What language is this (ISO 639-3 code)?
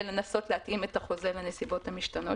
heb